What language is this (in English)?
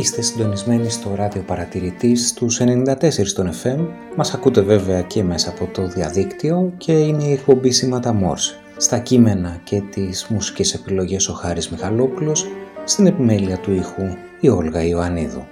Greek